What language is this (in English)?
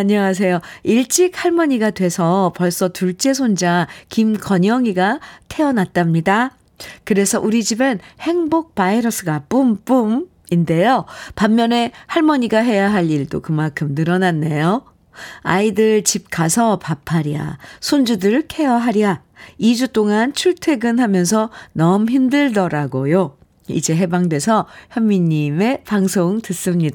Korean